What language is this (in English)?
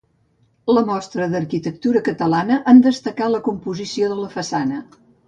Catalan